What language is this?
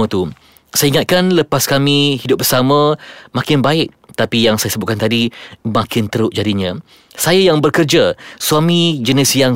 Malay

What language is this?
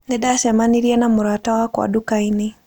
Kikuyu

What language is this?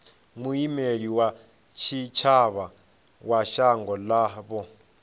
Venda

